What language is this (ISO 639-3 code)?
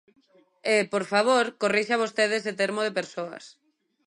glg